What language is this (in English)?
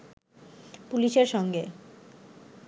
Bangla